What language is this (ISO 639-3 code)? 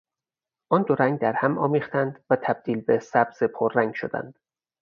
fas